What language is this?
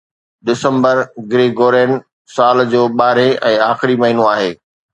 Sindhi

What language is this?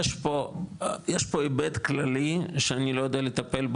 Hebrew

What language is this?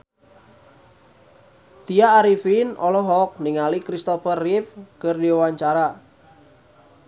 Sundanese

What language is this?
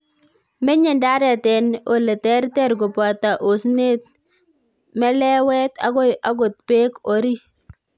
Kalenjin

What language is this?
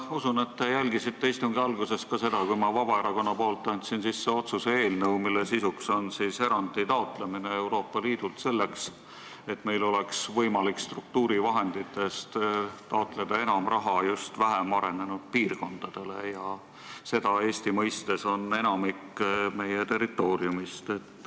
Estonian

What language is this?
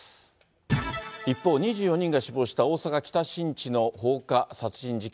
Japanese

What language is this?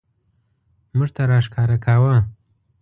Pashto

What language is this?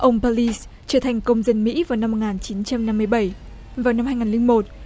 Vietnamese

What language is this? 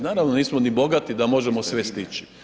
Croatian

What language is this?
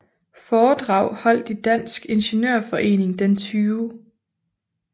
Danish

